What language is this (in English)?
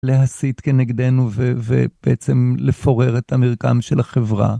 Hebrew